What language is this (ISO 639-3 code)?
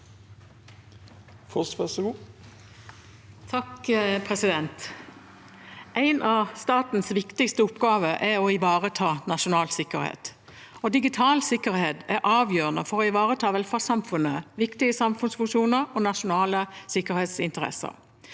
nor